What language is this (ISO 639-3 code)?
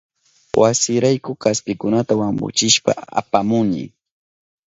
qup